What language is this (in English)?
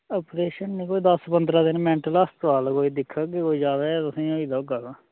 Dogri